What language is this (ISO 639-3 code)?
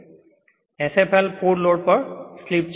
guj